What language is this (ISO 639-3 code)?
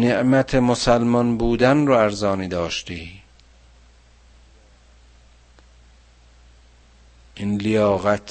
fas